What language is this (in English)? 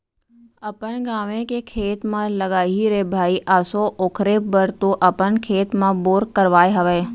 Chhattisgarhi